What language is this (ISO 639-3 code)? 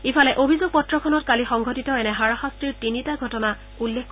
asm